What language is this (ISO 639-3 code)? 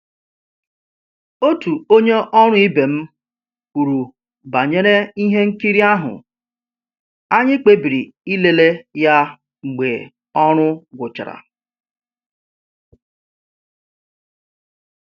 ibo